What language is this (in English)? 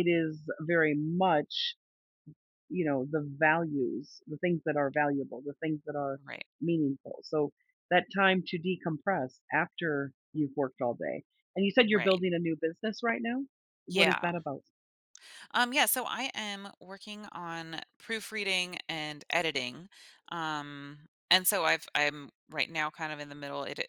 English